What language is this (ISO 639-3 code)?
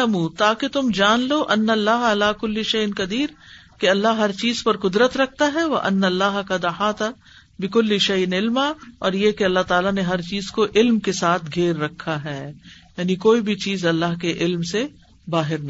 urd